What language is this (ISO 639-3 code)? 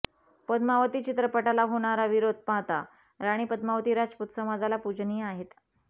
mar